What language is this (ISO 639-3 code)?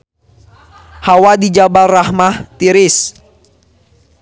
sun